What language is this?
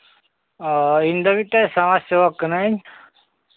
Santali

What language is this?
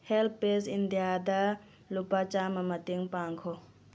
Manipuri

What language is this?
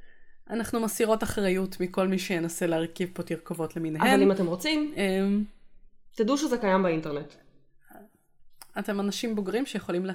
Hebrew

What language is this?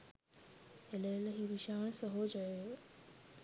Sinhala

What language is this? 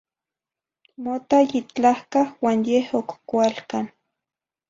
Zacatlán-Ahuacatlán-Tepetzintla Nahuatl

